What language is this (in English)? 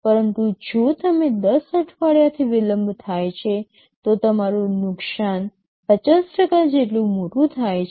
Gujarati